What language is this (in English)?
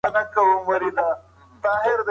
Pashto